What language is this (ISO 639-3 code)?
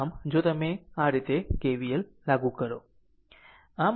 guj